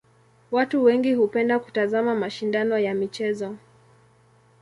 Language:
Swahili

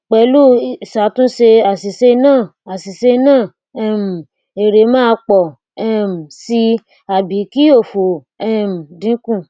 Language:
Yoruba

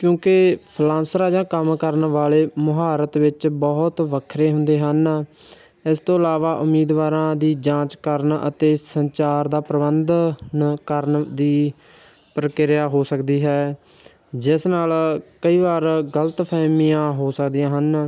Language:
Punjabi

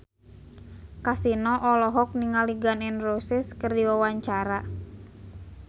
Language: Sundanese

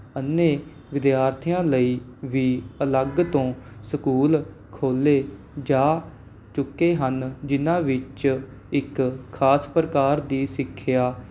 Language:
Punjabi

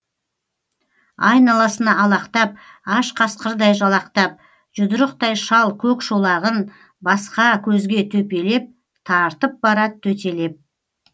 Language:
Kazakh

